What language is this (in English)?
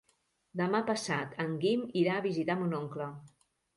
Catalan